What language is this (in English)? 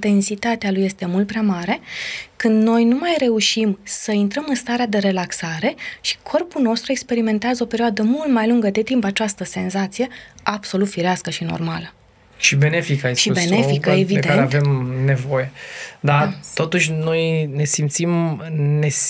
Romanian